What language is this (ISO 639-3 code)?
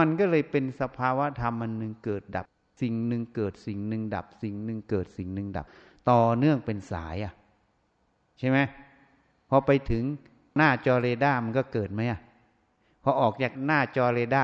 tha